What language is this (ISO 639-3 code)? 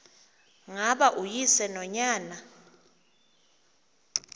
xho